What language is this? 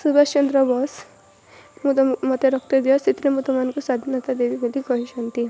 Odia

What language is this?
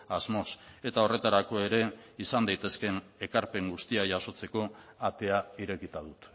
Basque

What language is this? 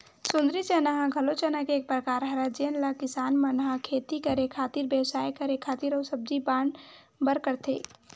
Chhattisgarhi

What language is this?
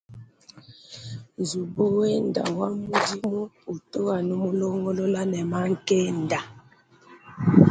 Luba-Lulua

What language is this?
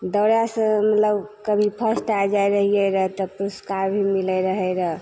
Maithili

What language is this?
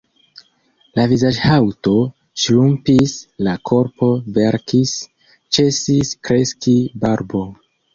Esperanto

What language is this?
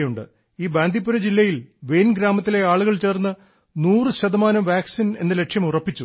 Malayalam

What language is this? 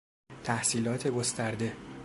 Persian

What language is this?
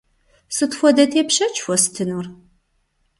Kabardian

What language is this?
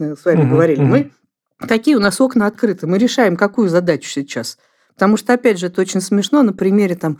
Russian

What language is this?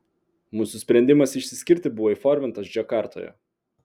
Lithuanian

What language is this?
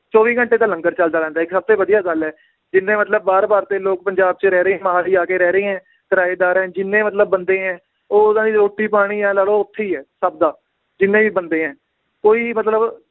Punjabi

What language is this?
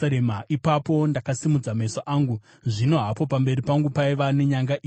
Shona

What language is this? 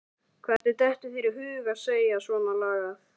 Icelandic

